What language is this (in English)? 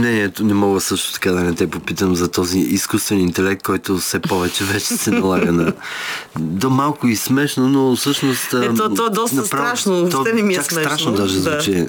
Bulgarian